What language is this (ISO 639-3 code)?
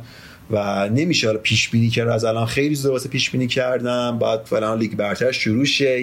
fas